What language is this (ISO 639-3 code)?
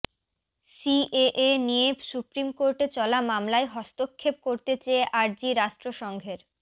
ben